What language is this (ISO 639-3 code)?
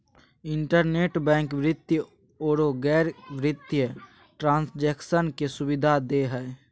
mag